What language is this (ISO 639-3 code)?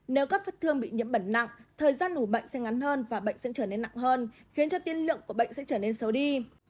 vie